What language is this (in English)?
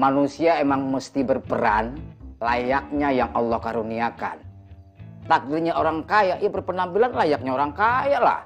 Indonesian